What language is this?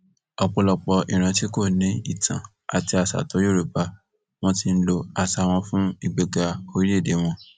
Yoruba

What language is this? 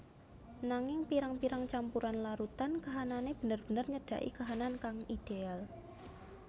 Javanese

